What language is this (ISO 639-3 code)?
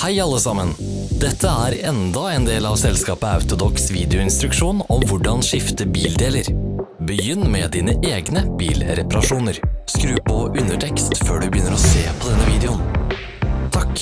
nor